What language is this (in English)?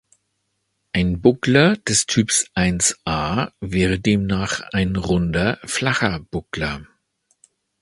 German